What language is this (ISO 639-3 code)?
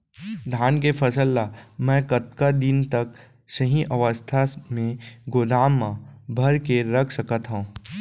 hne